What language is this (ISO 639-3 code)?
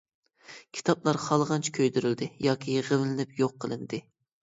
uig